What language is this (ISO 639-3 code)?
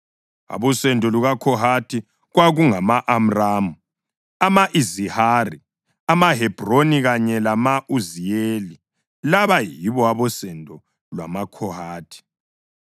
nde